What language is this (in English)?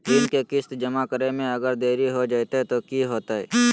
Magahi